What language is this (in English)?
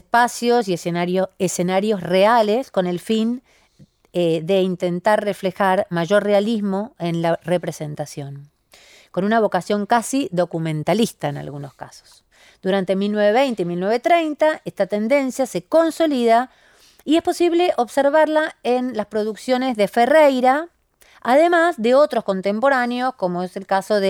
Spanish